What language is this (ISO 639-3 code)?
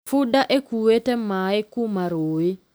kik